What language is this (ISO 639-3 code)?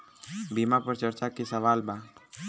bho